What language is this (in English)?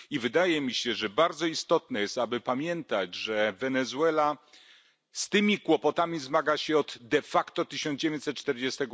Polish